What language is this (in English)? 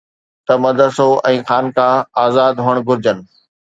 Sindhi